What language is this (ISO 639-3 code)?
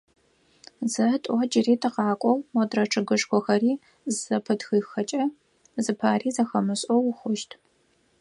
ady